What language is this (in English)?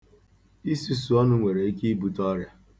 Igbo